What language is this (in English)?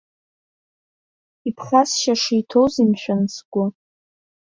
Abkhazian